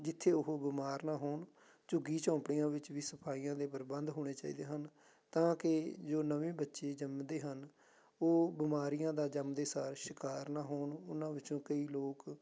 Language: Punjabi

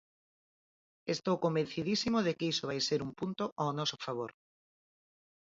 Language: Galician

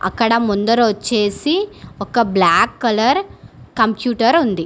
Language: Telugu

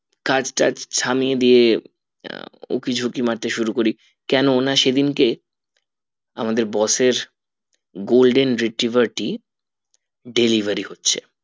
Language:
Bangla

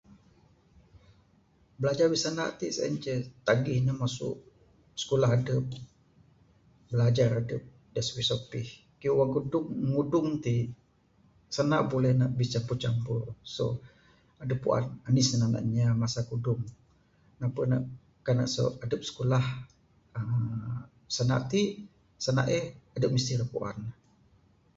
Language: Bukar-Sadung Bidayuh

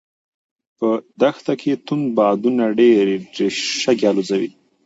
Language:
Pashto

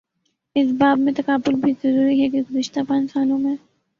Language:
Urdu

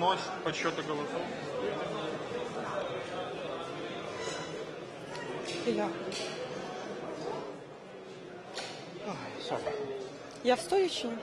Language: Ukrainian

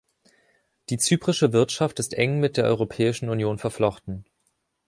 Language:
German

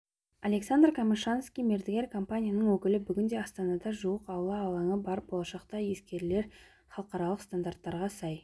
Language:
Kazakh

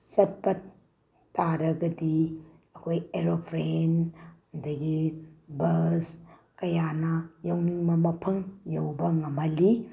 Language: Manipuri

